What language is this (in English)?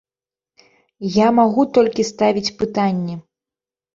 Belarusian